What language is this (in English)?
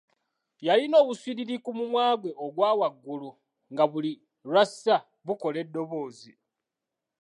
Ganda